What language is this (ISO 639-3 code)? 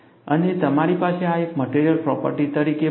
guj